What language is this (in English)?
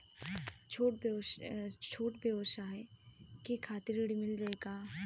Bhojpuri